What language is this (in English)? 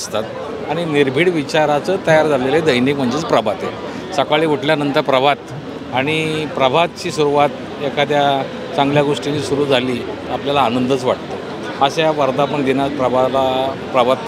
Marathi